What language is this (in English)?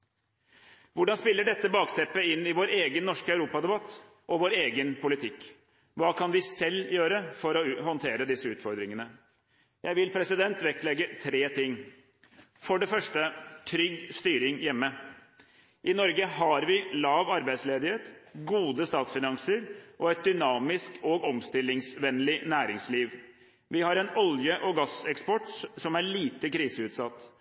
Norwegian Bokmål